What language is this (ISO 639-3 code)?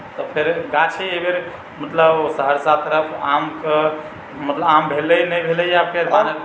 mai